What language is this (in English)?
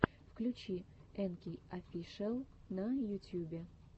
Russian